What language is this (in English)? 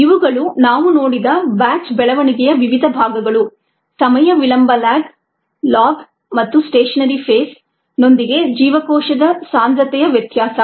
Kannada